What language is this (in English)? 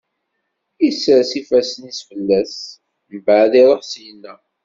Kabyle